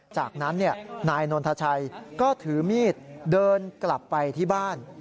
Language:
Thai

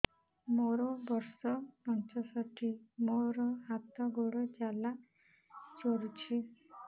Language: Odia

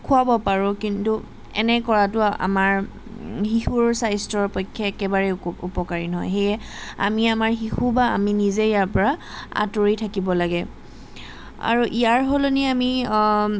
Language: Assamese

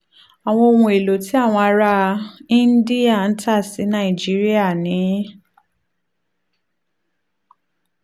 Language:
Yoruba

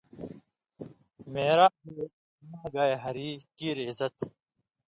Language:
Indus Kohistani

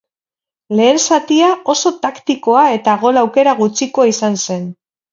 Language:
Basque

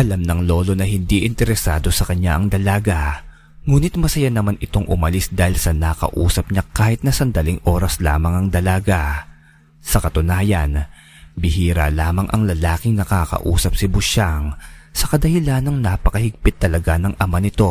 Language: Filipino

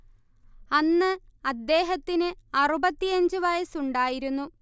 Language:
Malayalam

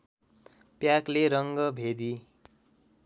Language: Nepali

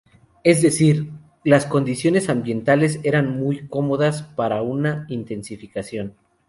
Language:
Spanish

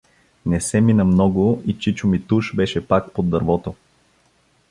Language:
Bulgarian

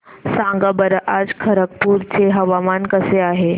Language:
Marathi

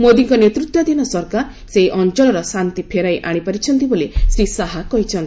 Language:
Odia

